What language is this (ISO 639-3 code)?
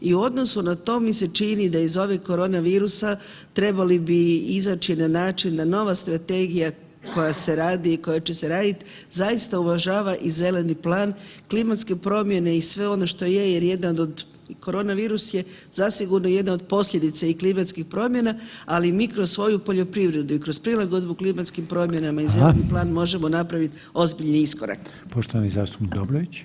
hrv